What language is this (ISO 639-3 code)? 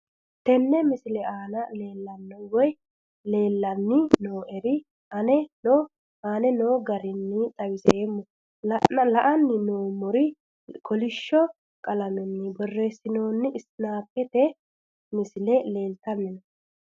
sid